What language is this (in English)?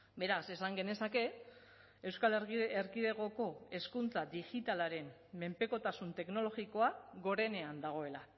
Basque